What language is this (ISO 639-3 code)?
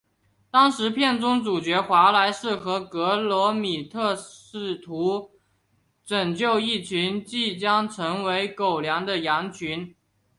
zho